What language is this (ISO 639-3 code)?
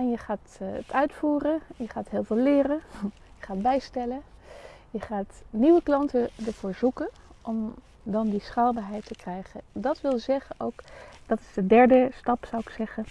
nld